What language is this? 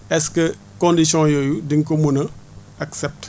Wolof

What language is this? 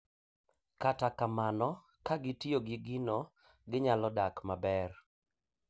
Luo (Kenya and Tanzania)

